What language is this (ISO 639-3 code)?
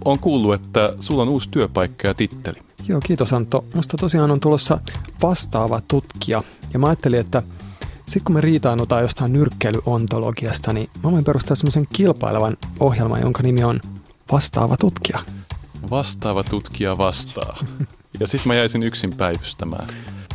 fin